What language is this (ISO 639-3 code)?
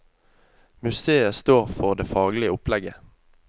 nor